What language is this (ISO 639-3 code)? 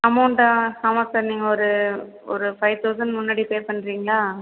tam